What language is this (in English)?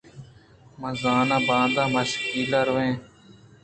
Eastern Balochi